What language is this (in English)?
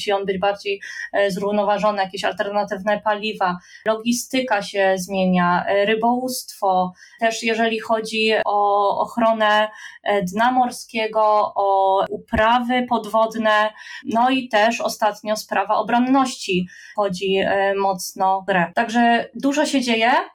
Polish